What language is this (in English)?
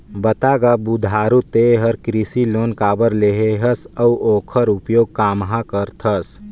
Chhattisgarhi